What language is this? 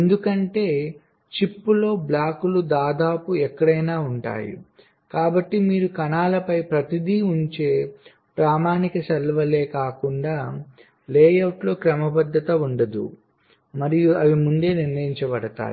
Telugu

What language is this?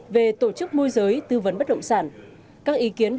Vietnamese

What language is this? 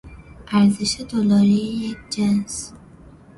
Persian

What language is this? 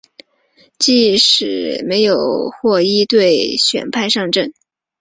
Chinese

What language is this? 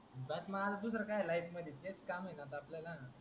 Marathi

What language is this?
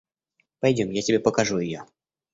Russian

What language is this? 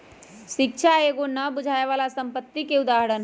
Magahi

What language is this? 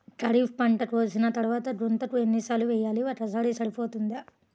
Telugu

